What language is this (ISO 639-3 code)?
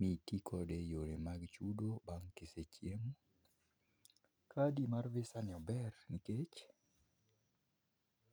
luo